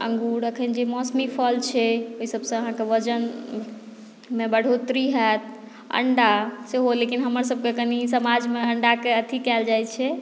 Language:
Maithili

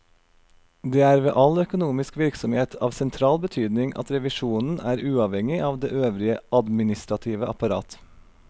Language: Norwegian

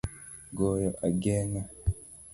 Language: Luo (Kenya and Tanzania)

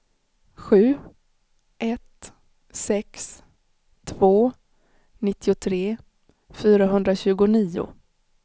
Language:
Swedish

